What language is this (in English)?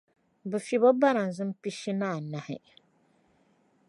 Dagbani